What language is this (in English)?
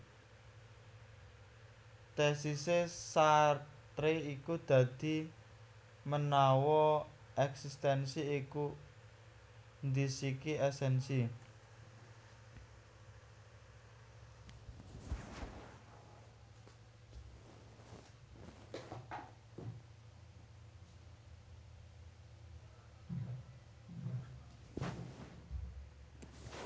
Javanese